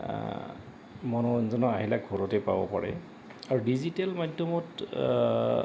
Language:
Assamese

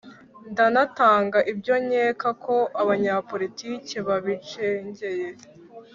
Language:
Kinyarwanda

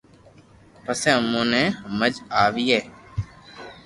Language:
Loarki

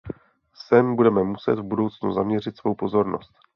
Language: Czech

